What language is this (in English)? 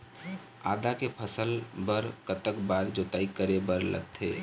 Chhattisgarhi